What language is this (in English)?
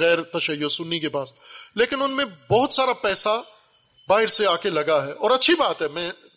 Urdu